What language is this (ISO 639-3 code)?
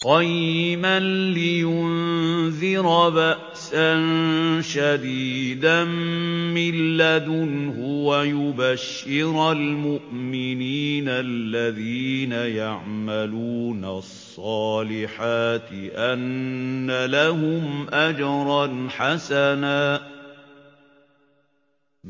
ara